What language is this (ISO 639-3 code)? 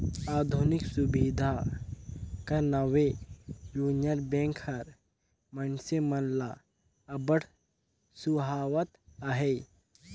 hne